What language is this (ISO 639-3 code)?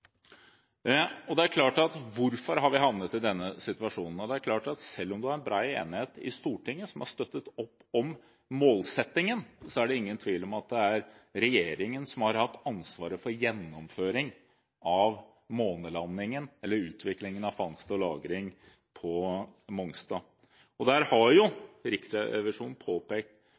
nob